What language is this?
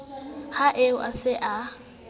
Southern Sotho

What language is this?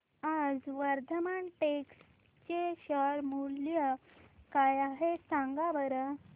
Marathi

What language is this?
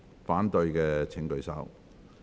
Cantonese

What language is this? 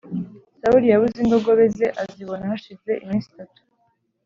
Kinyarwanda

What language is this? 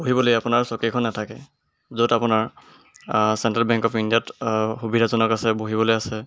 Assamese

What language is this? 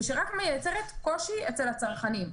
Hebrew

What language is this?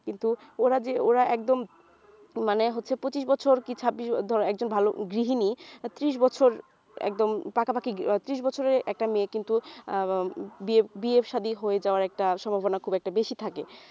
Bangla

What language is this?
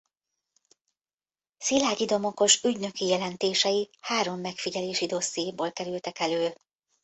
Hungarian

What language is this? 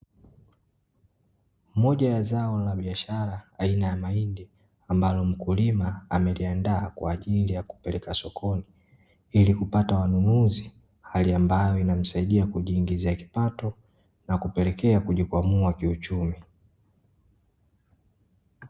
Swahili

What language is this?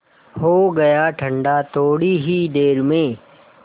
Hindi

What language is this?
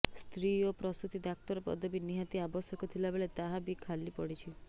Odia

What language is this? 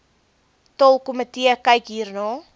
Afrikaans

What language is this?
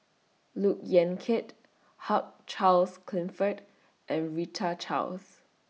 English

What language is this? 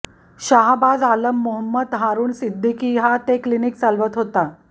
Marathi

